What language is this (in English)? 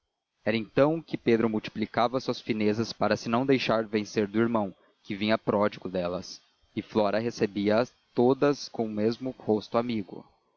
Portuguese